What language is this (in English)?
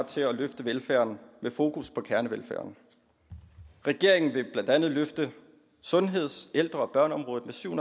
Danish